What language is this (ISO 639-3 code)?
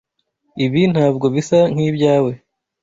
kin